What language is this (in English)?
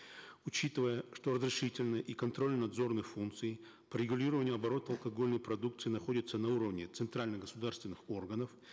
Kazakh